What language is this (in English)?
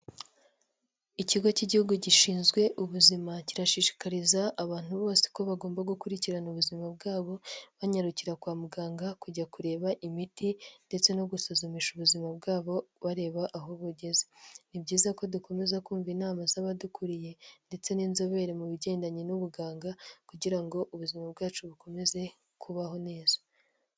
Kinyarwanda